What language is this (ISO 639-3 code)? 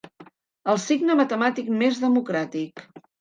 cat